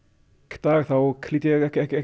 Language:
Icelandic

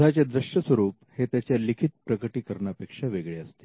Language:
Marathi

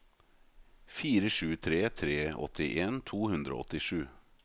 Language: Norwegian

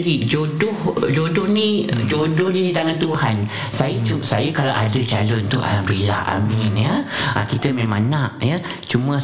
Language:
Malay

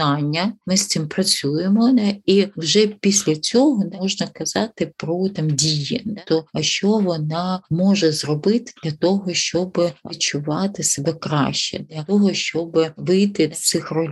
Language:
Ukrainian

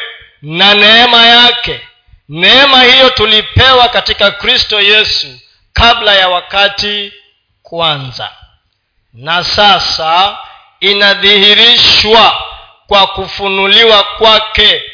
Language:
Swahili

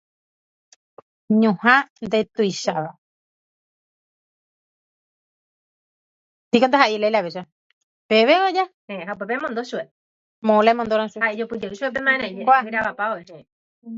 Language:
Guarani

